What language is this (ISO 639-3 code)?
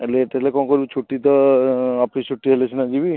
ori